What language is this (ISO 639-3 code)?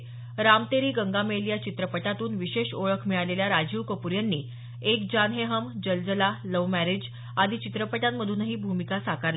mar